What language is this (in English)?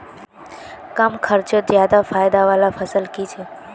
Magahi